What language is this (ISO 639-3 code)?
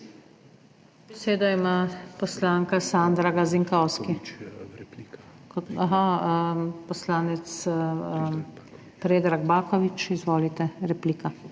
slv